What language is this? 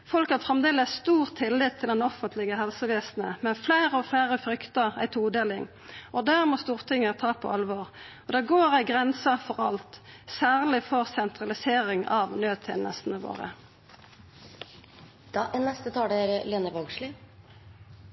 Norwegian Nynorsk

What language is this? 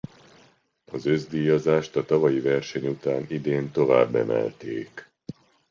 Hungarian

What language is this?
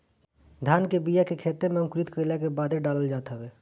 Bhojpuri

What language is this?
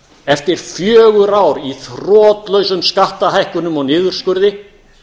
Icelandic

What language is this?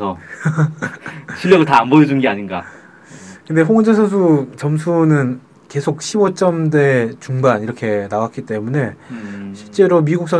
Korean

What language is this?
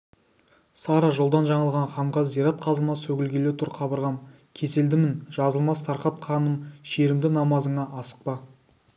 Kazakh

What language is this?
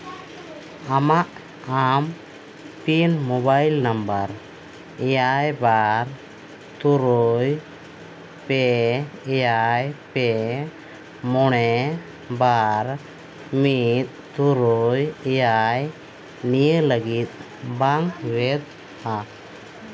Santali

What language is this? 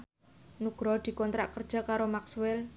Javanese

